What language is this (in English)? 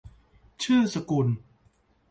Thai